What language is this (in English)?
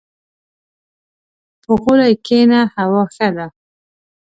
Pashto